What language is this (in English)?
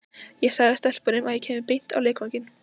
Icelandic